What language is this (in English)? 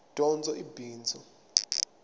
Tsonga